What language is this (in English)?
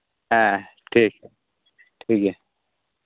Santali